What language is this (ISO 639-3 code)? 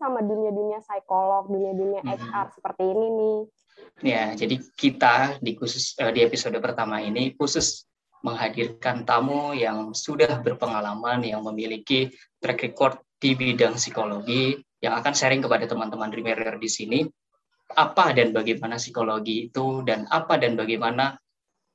ind